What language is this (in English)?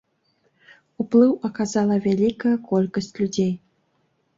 Belarusian